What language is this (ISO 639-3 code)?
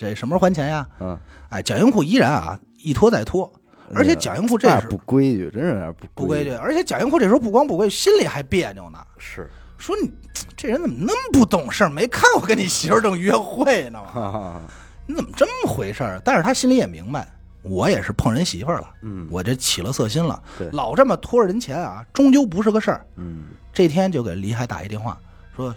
zho